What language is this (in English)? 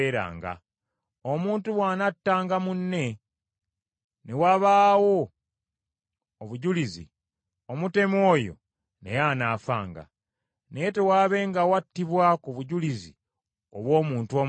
Ganda